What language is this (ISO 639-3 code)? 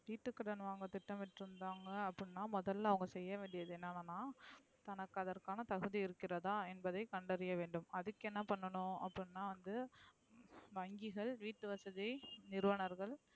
tam